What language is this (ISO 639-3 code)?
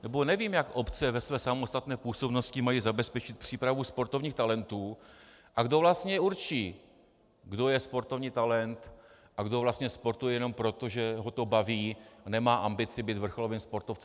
ces